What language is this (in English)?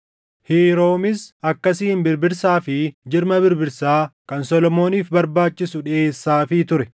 Oromo